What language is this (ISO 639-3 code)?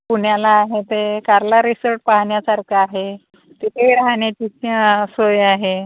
mar